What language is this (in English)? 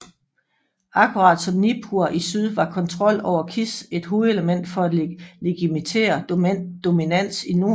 Danish